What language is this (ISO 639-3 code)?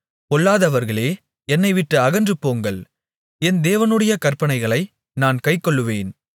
tam